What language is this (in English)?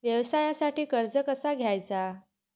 Marathi